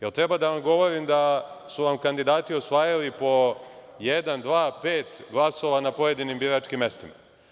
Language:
Serbian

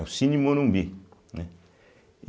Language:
Portuguese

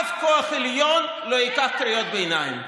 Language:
Hebrew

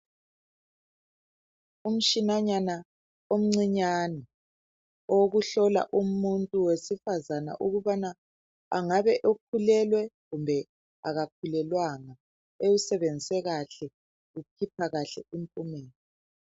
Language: North Ndebele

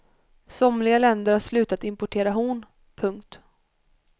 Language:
Swedish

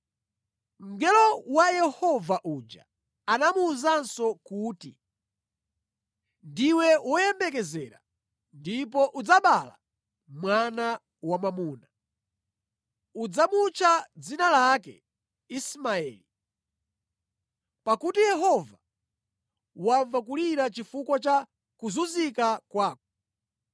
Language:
Nyanja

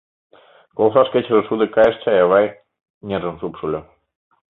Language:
Mari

